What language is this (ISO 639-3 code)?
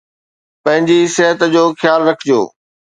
snd